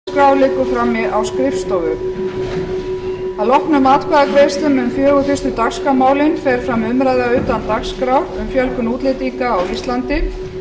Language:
Icelandic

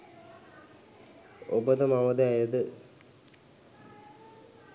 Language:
Sinhala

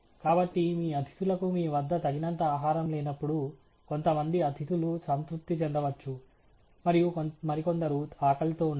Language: Telugu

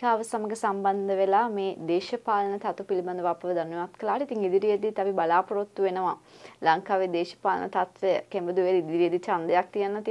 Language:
Arabic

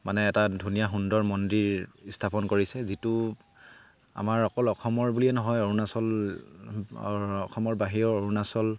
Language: Assamese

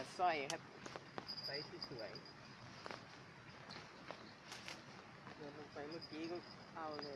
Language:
Thai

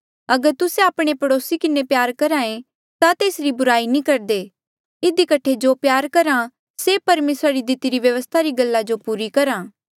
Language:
Mandeali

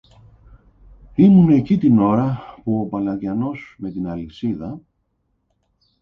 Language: Greek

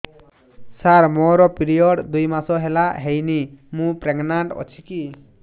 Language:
Odia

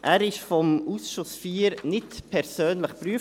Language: Swiss German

